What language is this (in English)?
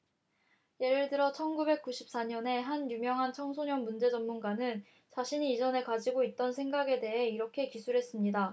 Korean